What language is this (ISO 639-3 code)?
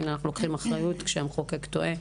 heb